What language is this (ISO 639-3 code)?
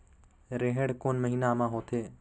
hne